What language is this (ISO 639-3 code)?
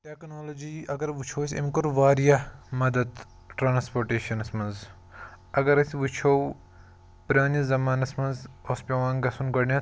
kas